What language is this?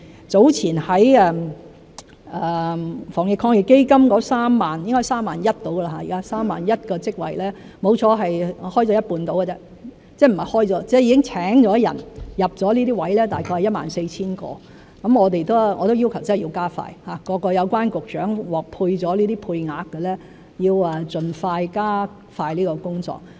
Cantonese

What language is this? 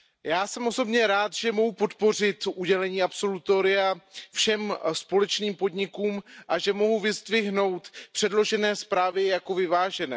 Czech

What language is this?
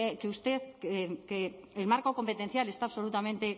Spanish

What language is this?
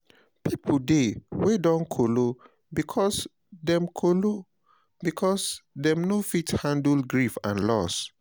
Nigerian Pidgin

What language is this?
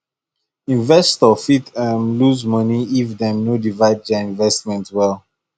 Nigerian Pidgin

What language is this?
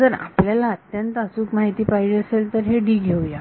Marathi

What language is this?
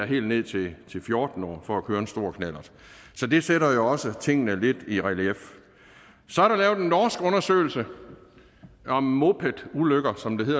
Danish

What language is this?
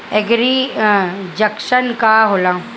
Bhojpuri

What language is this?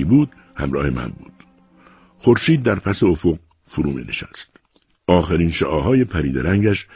Persian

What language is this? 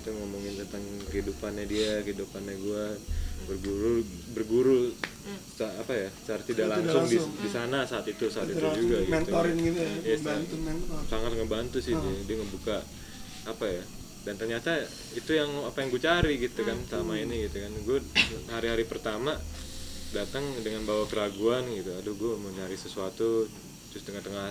Indonesian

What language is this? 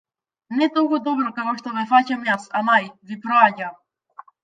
Macedonian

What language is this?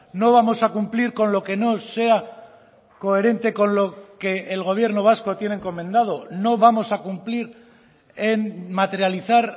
Spanish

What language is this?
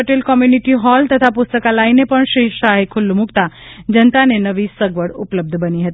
Gujarati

